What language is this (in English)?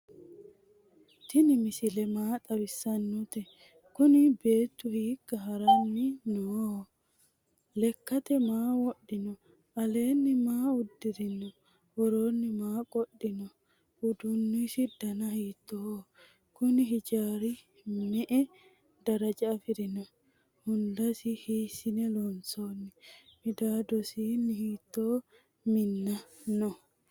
Sidamo